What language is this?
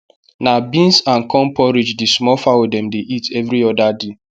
Nigerian Pidgin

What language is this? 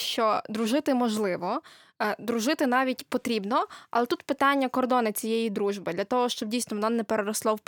Ukrainian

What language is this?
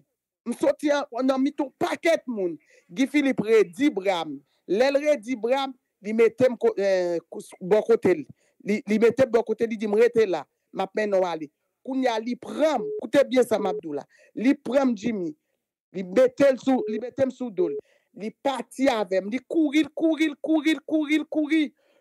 French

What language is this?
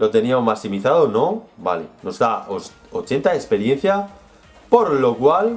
Spanish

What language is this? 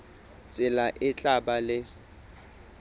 Southern Sotho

